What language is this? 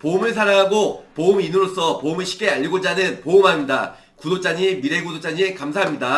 Korean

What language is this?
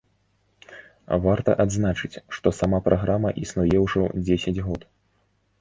Belarusian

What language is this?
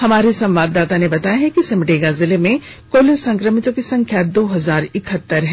Hindi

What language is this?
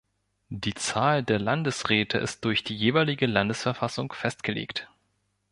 German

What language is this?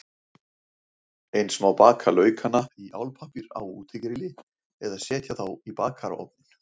Icelandic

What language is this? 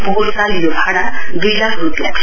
Nepali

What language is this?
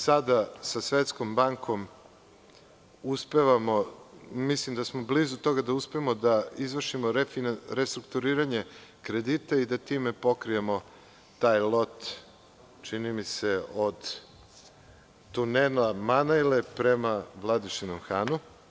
Serbian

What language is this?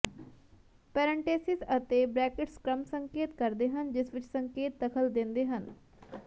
Punjabi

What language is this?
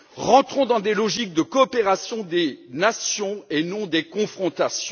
French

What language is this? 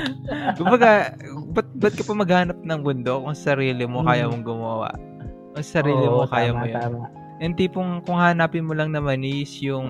Filipino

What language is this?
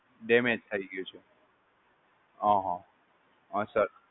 Gujarati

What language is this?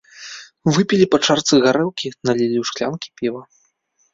Belarusian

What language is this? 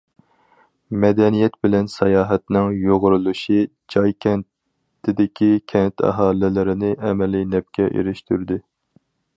Uyghur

